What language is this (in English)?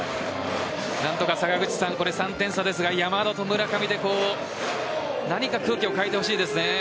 Japanese